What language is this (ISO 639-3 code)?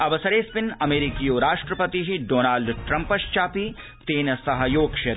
san